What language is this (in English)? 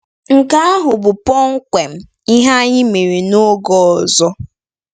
Igbo